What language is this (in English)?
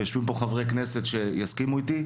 Hebrew